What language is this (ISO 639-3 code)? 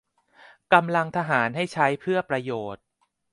tha